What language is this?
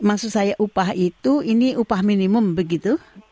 Indonesian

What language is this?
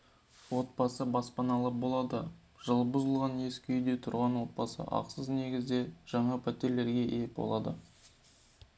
Kazakh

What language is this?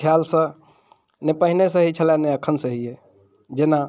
Maithili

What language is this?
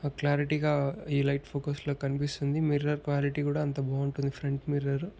Telugu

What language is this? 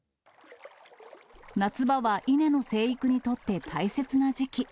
Japanese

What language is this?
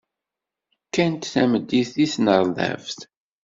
Kabyle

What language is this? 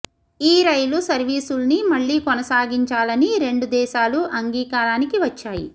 Telugu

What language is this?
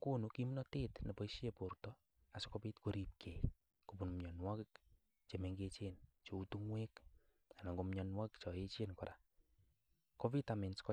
Kalenjin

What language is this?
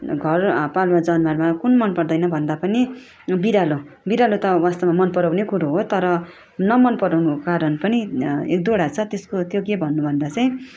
Nepali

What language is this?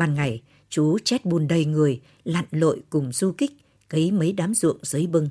Vietnamese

